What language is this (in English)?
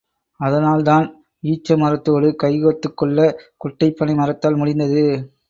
Tamil